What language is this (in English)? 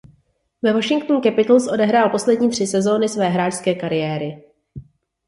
Czech